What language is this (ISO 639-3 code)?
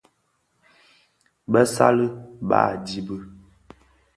ksf